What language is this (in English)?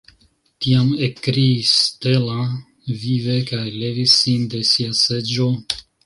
Esperanto